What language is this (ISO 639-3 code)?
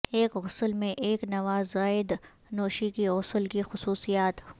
urd